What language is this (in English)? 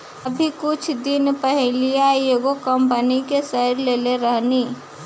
Bhojpuri